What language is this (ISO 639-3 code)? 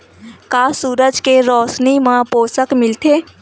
hne